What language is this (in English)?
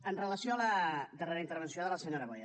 Catalan